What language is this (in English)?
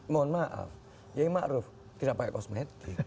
Indonesian